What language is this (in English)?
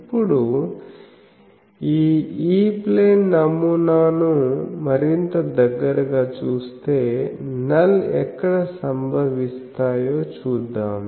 Telugu